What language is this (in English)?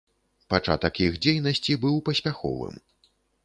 Belarusian